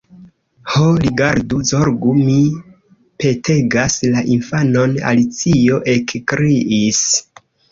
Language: Esperanto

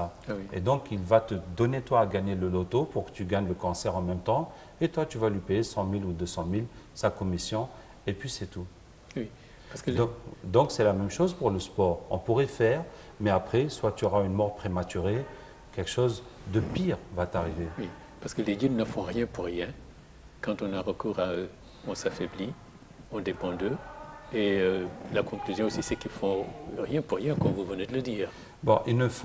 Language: French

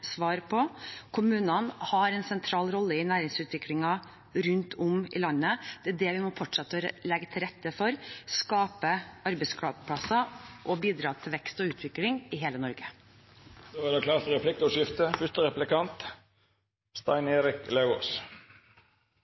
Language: Norwegian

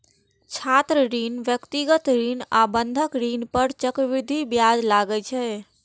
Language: Maithili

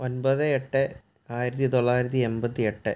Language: Malayalam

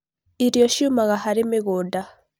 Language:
Kikuyu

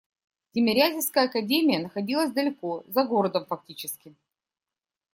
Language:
Russian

